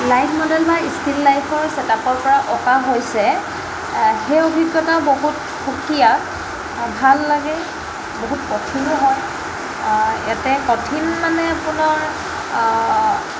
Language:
Assamese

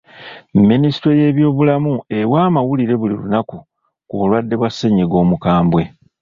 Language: Ganda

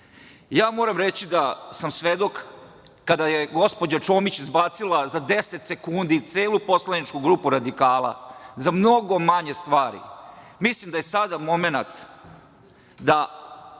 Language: Serbian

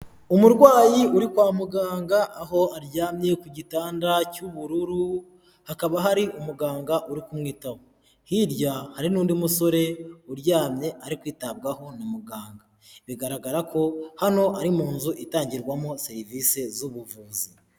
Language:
Kinyarwanda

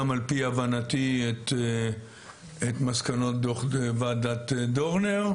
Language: Hebrew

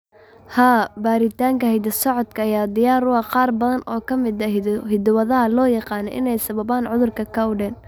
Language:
Somali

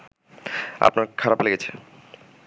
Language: Bangla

